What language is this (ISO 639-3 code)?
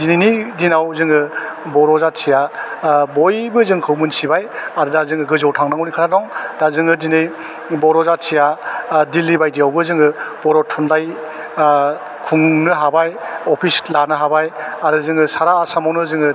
brx